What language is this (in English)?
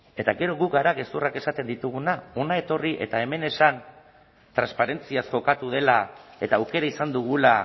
Basque